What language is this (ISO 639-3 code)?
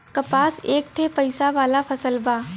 bho